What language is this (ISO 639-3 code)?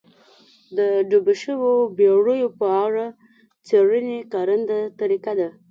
pus